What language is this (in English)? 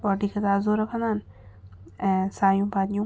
Sindhi